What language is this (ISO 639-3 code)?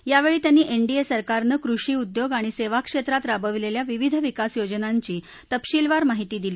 mar